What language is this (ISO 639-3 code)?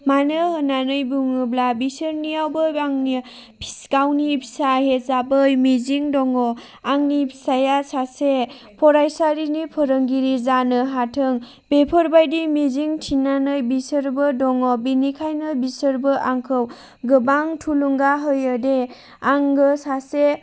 brx